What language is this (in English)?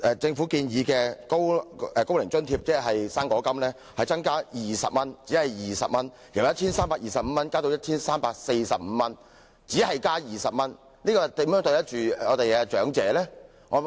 Cantonese